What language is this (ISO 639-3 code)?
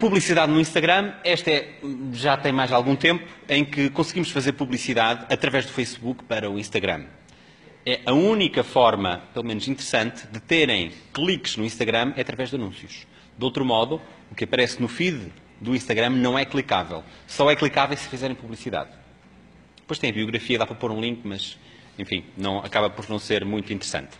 por